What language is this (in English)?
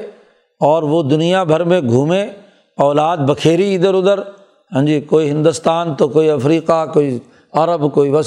Urdu